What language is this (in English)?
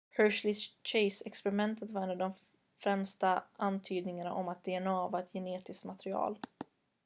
Swedish